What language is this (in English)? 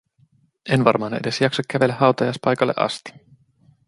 Finnish